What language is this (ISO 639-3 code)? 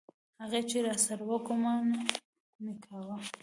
pus